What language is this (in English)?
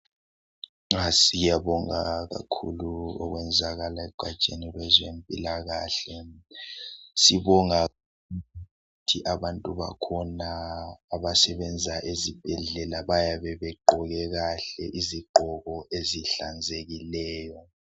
North Ndebele